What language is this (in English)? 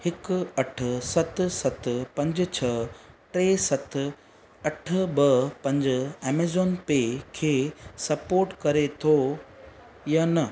Sindhi